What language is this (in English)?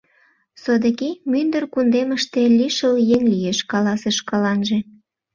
Mari